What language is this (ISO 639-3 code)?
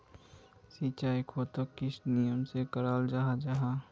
mag